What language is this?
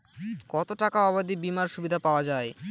Bangla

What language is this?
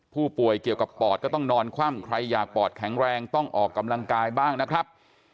Thai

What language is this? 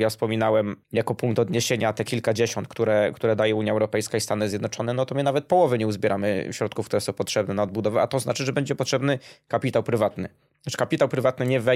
Polish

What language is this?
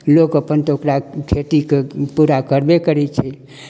Maithili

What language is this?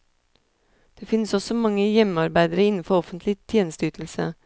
Norwegian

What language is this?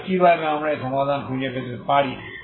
Bangla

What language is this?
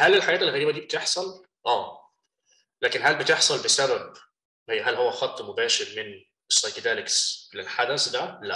Arabic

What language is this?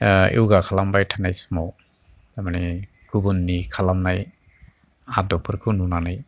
Bodo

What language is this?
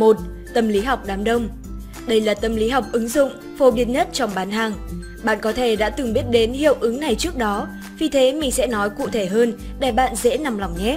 Vietnamese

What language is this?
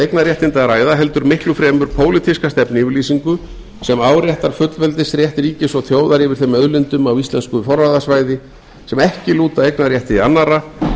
Icelandic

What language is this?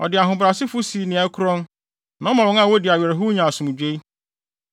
Akan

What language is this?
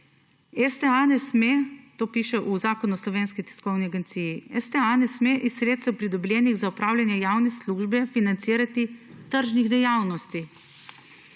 Slovenian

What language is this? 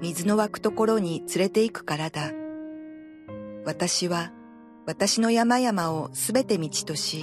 Japanese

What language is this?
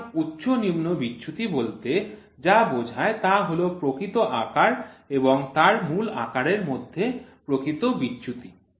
Bangla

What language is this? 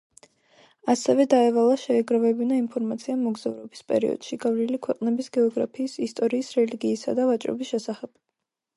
Georgian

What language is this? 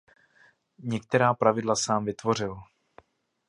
Czech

